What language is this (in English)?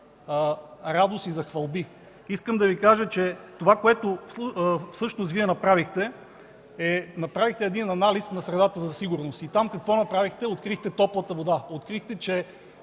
Bulgarian